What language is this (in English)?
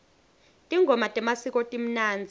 Swati